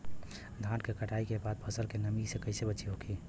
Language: Bhojpuri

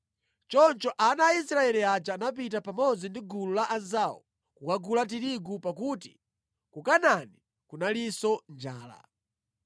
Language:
Nyanja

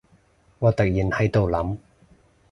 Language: Cantonese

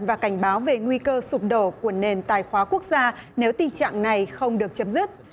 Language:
Vietnamese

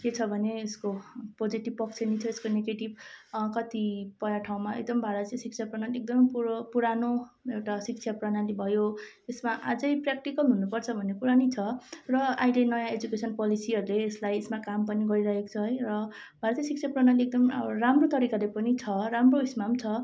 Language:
Nepali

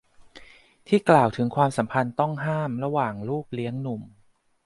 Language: Thai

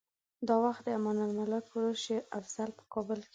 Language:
Pashto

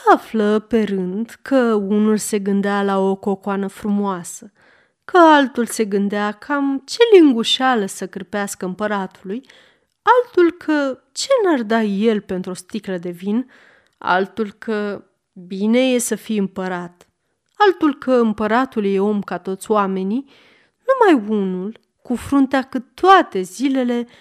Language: Romanian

